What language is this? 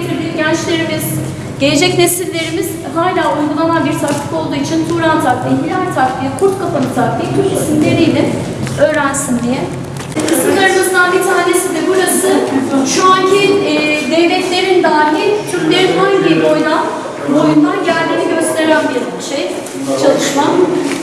Turkish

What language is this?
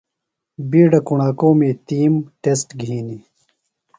Phalura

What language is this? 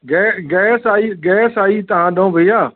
Sindhi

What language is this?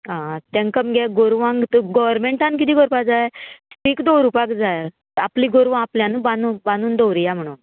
Konkani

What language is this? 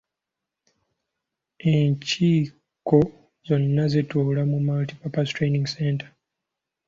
Ganda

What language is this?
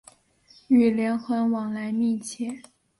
Chinese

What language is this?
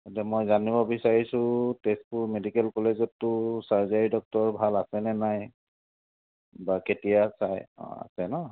Assamese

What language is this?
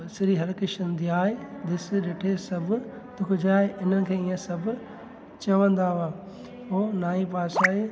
Sindhi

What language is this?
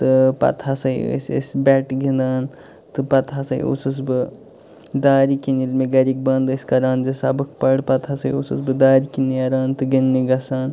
Kashmiri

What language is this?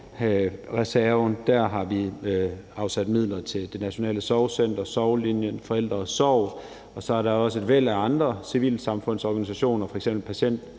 Danish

